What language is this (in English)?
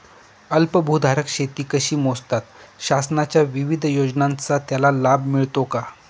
Marathi